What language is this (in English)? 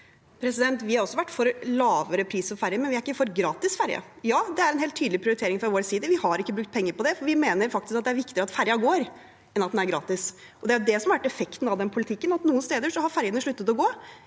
Norwegian